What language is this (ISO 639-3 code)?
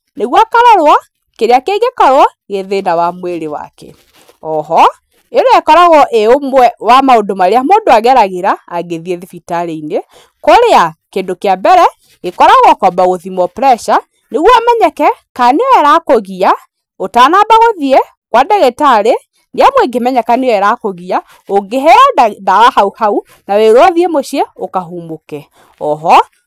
kik